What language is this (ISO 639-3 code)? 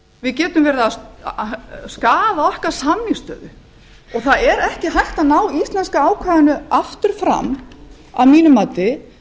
isl